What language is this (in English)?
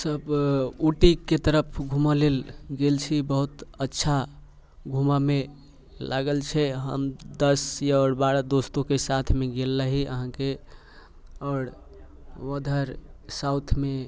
Maithili